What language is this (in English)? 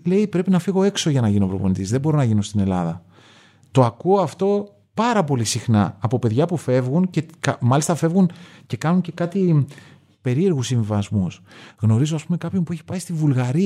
Greek